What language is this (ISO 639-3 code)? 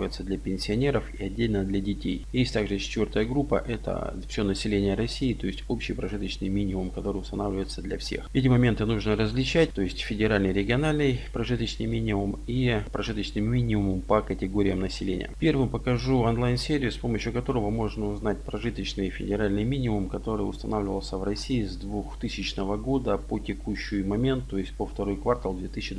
rus